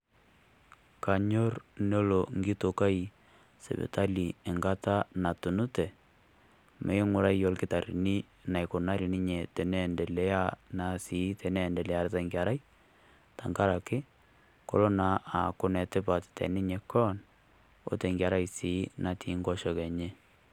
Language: Masai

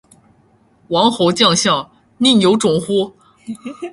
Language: Chinese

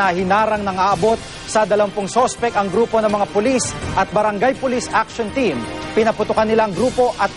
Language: Filipino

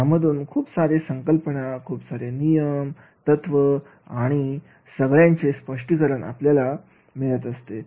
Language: Marathi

